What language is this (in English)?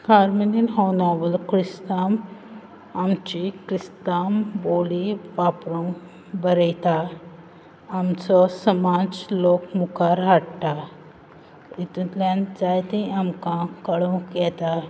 Konkani